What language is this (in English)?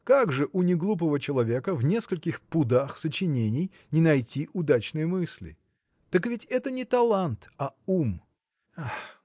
Russian